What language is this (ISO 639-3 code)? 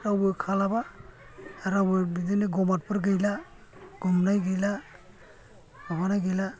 brx